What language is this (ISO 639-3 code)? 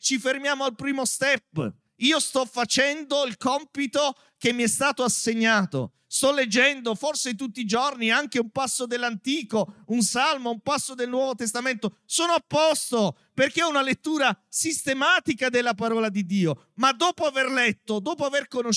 ita